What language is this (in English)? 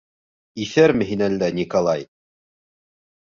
Bashkir